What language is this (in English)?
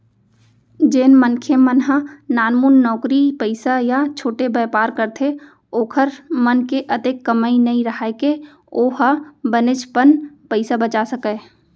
Chhattisgarhi